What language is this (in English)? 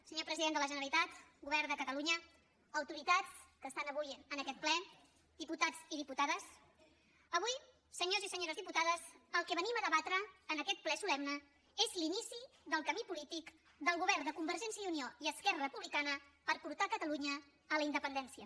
Catalan